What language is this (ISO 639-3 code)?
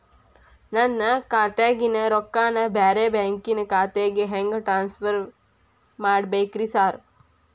kan